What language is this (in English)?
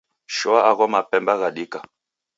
Taita